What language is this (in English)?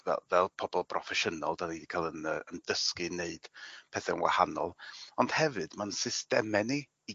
Welsh